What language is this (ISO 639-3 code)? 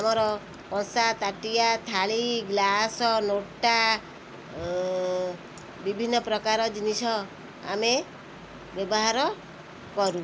ori